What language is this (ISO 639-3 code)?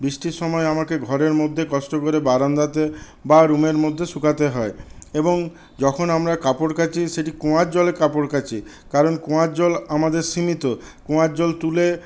ben